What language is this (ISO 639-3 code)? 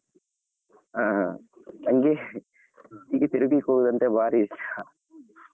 kan